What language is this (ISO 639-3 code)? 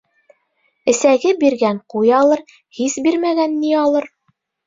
bak